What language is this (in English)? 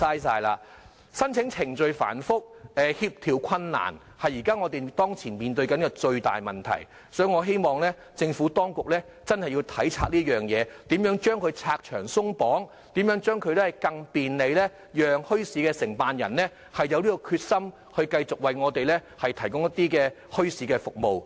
Cantonese